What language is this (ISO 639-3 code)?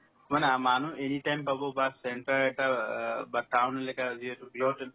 asm